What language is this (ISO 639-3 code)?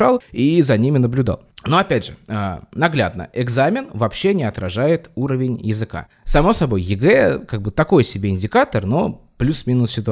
rus